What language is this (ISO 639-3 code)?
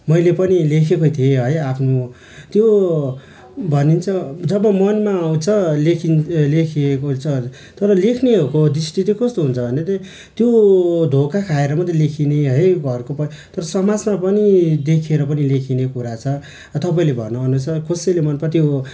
nep